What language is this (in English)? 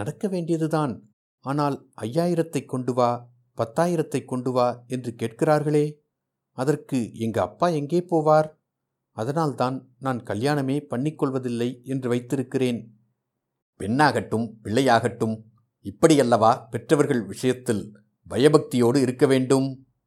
Tamil